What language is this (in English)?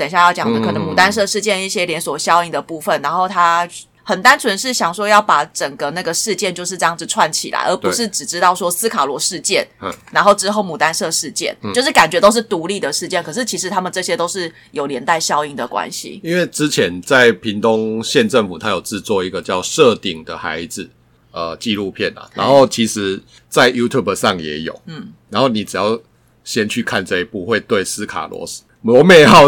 Chinese